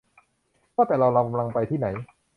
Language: Thai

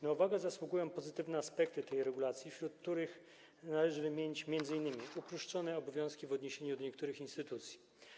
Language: Polish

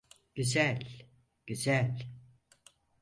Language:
Turkish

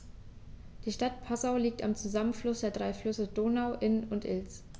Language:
German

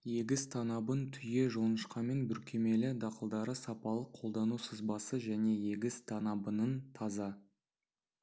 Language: Kazakh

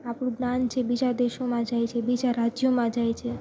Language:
Gujarati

